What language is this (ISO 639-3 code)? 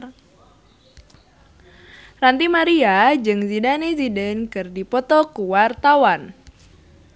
sun